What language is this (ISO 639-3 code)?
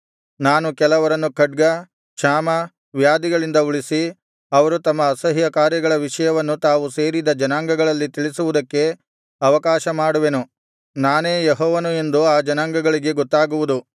kan